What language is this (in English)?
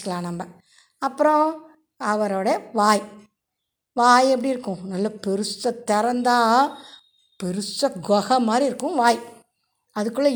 Tamil